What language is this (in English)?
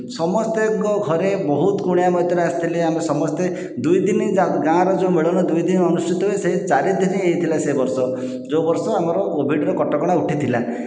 Odia